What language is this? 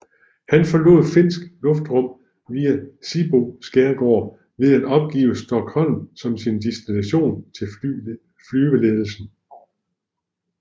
Danish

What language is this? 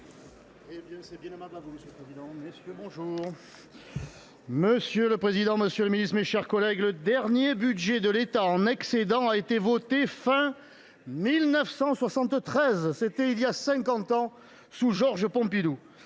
French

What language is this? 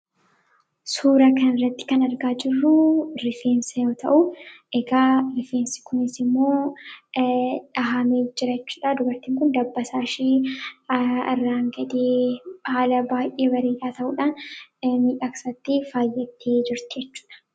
Oromo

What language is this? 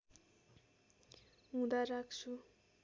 Nepali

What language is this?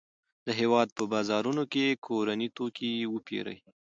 Pashto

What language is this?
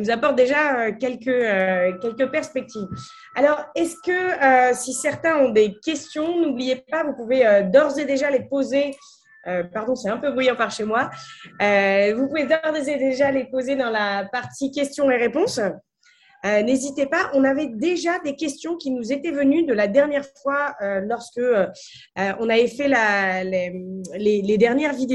French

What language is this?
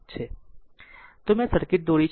Gujarati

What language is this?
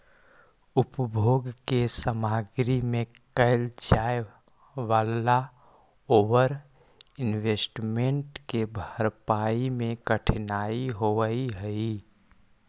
Magahi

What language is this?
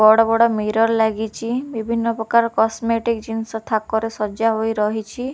Odia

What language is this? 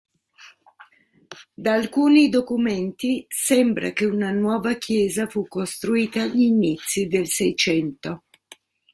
Italian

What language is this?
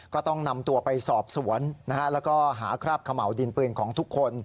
Thai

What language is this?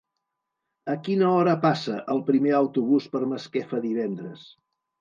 Catalan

